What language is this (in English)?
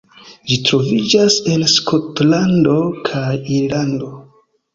Esperanto